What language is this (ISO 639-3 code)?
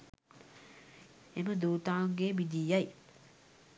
sin